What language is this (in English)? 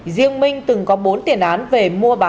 Vietnamese